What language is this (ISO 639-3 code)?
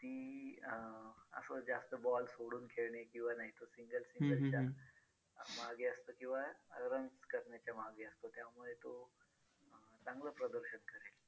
mar